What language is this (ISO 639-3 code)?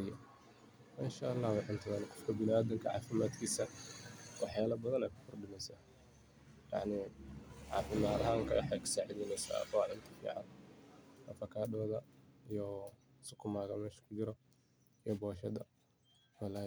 som